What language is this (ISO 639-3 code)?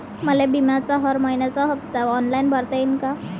mar